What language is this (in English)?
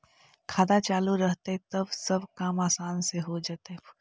Magahi